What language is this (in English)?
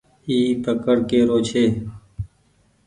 Goaria